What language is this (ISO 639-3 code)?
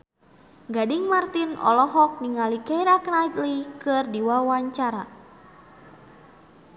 sun